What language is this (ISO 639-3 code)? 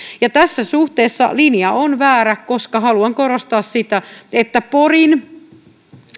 fin